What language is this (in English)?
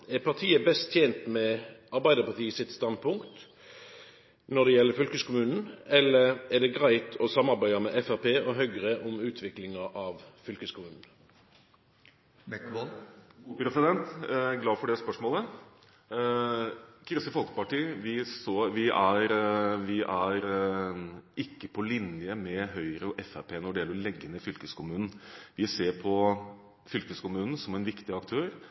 Norwegian